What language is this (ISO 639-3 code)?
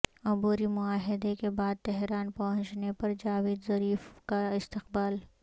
urd